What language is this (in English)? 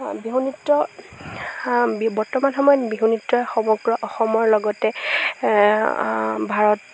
Assamese